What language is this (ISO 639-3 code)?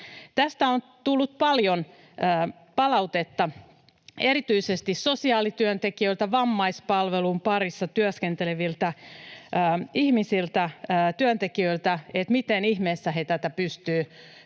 fin